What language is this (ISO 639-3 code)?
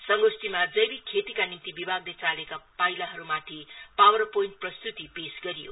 nep